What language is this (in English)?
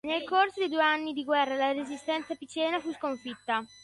Italian